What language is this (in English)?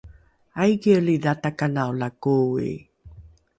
Rukai